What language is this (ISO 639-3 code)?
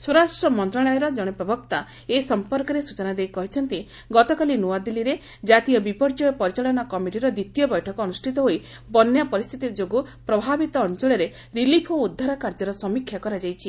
ori